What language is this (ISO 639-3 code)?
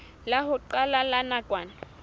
sot